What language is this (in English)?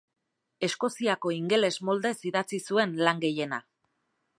Basque